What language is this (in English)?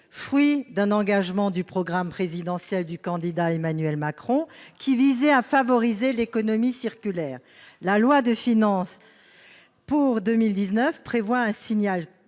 French